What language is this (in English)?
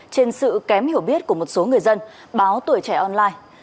Vietnamese